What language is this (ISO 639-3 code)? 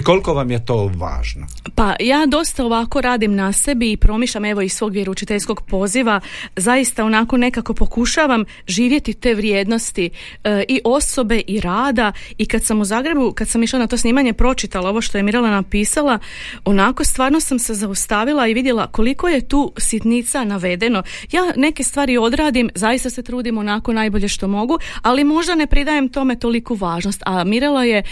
hrv